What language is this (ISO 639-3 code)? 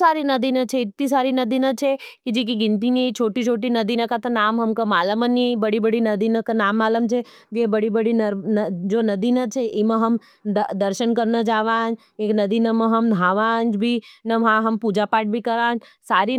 noe